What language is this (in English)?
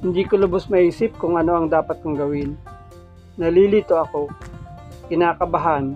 Filipino